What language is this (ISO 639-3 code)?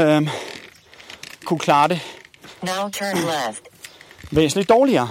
dan